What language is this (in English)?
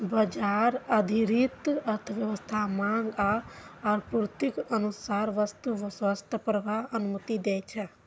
Maithili